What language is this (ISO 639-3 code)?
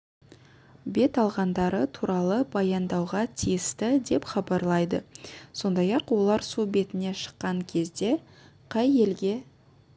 kaz